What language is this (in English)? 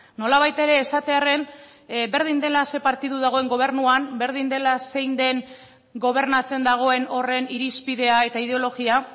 Basque